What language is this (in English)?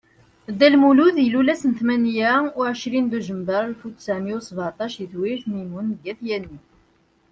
Kabyle